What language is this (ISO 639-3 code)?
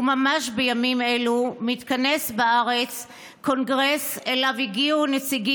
heb